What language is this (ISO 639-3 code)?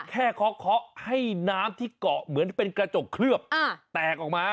tha